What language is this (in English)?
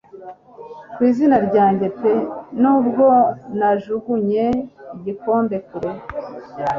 Kinyarwanda